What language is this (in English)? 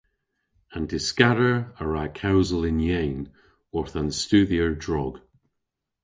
Cornish